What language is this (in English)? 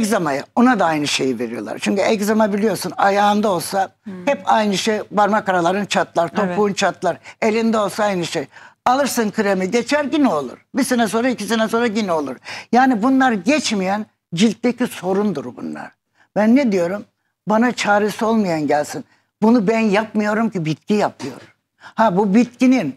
Turkish